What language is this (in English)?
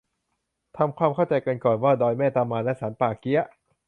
Thai